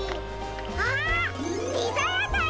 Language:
Japanese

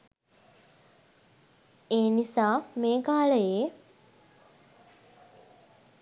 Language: Sinhala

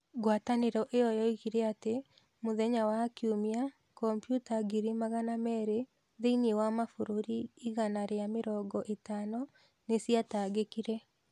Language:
Kikuyu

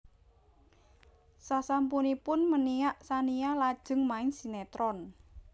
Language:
Javanese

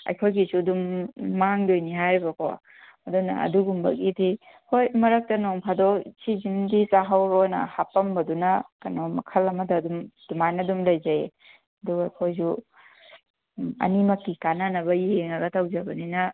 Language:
Manipuri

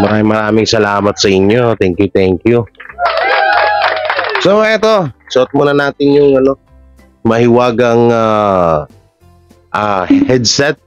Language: Filipino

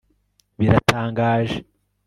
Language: Kinyarwanda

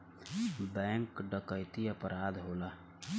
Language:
Bhojpuri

